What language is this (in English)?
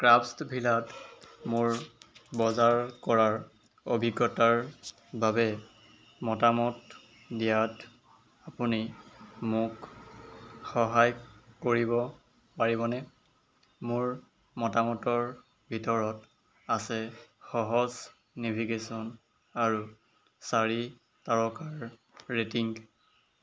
Assamese